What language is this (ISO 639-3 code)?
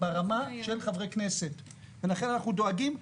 heb